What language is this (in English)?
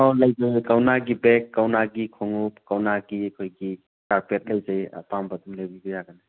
Manipuri